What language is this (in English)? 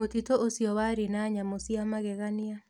Kikuyu